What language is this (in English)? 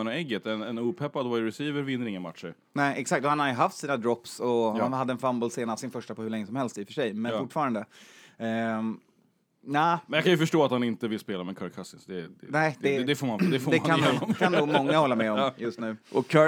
Swedish